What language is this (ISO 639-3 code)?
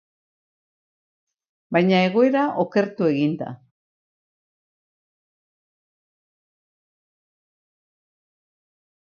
eus